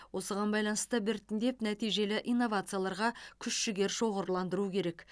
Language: Kazakh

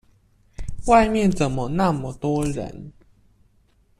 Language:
Chinese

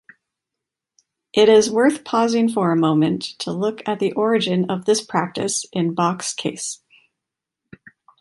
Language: English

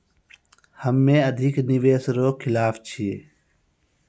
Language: Maithili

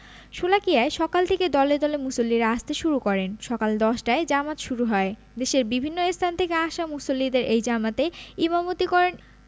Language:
Bangla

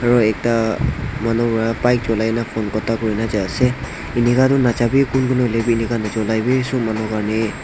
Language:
Naga Pidgin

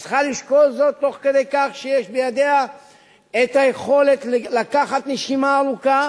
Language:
Hebrew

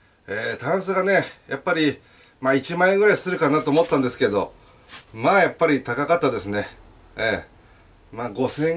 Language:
Japanese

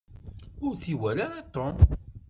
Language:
Kabyle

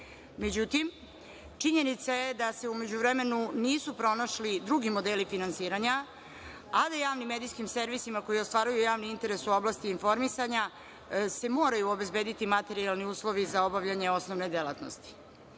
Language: Serbian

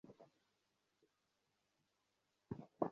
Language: Bangla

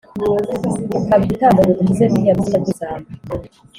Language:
Kinyarwanda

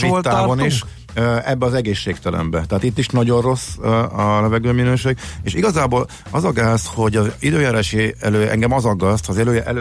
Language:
Hungarian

